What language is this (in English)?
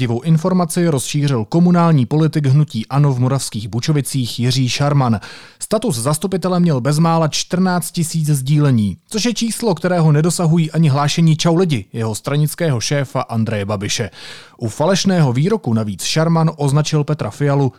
Czech